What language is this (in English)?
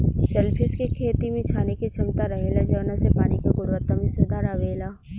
Bhojpuri